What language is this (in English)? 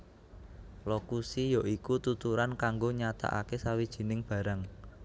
Javanese